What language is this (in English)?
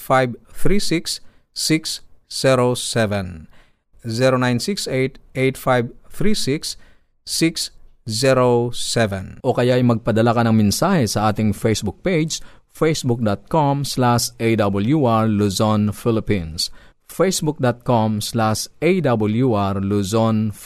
Filipino